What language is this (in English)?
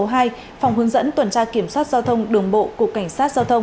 Vietnamese